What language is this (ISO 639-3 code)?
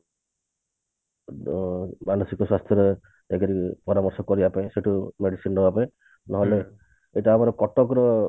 ori